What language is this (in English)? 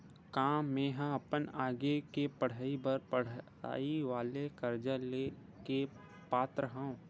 Chhattisgarhi